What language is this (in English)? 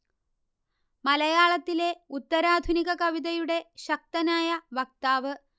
Malayalam